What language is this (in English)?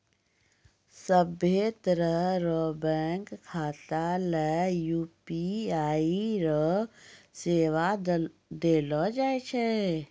Maithili